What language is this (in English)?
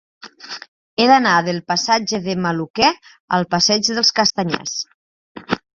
Catalan